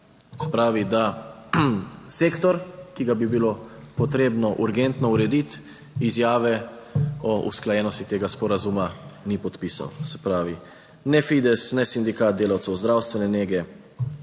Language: Slovenian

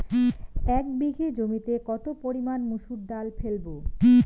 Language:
Bangla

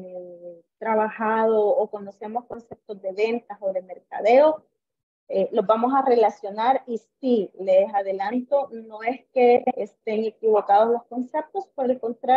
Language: Spanish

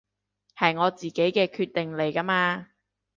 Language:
Cantonese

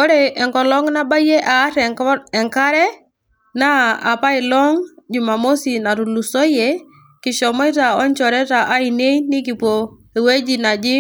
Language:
Masai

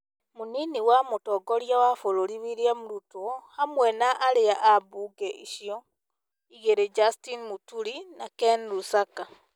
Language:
Kikuyu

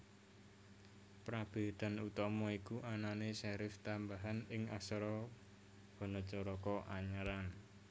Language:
Javanese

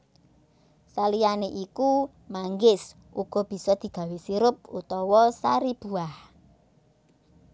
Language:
Javanese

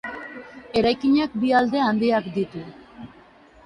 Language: Basque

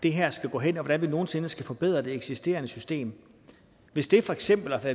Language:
Danish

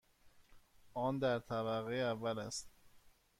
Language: Persian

